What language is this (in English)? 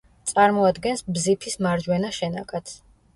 Georgian